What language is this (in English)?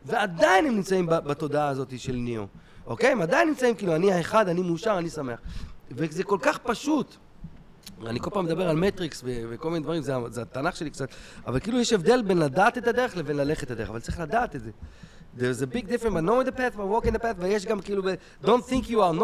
Hebrew